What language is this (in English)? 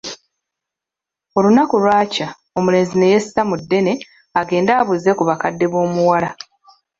Ganda